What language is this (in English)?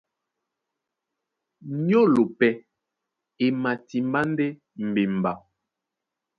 Duala